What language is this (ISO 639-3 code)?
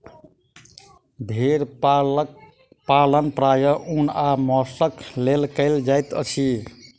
mai